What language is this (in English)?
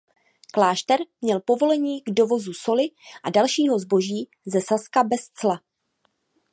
Czech